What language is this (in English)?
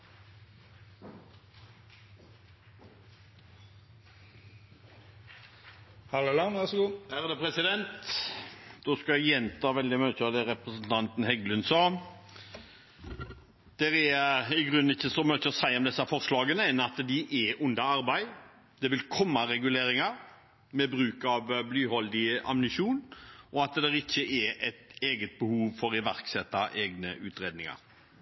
Norwegian Bokmål